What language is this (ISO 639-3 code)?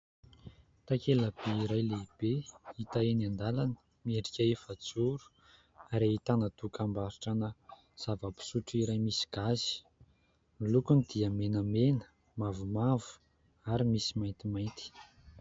mlg